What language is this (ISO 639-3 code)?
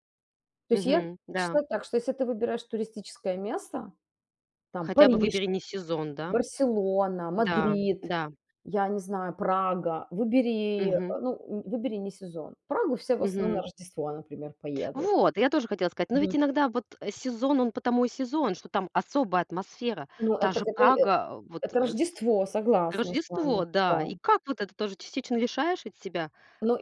rus